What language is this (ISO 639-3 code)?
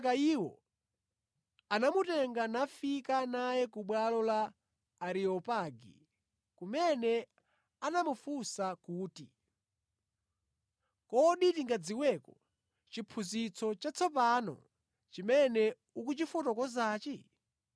nya